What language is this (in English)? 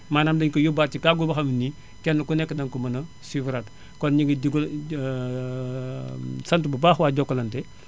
Wolof